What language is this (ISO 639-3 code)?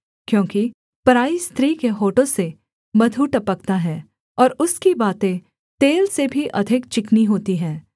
hin